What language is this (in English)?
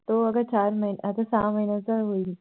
Marathi